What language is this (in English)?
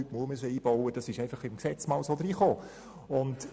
Swiss German